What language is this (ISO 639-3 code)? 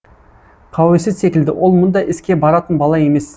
kaz